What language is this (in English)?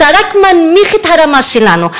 Hebrew